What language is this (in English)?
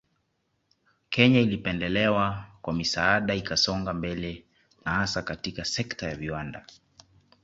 Swahili